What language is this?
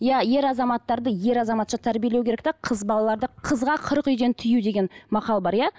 Kazakh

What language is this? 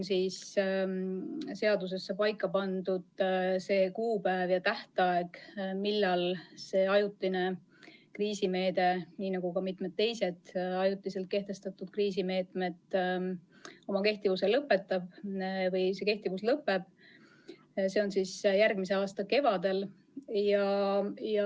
Estonian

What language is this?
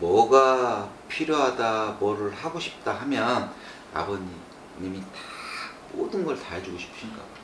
Korean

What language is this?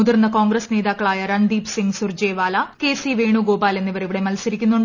Malayalam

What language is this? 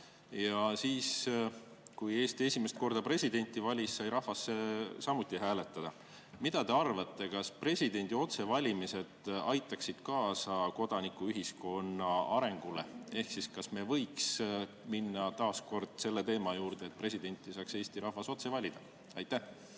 Estonian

